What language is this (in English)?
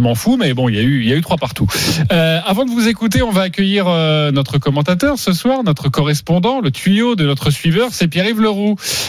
French